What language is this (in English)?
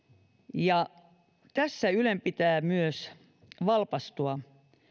Finnish